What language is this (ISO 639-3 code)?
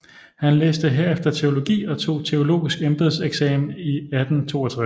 dan